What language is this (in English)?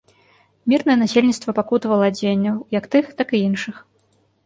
Belarusian